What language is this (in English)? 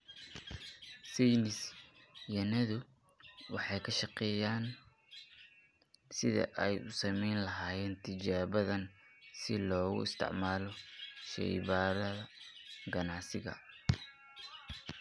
Somali